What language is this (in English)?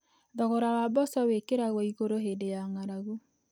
Kikuyu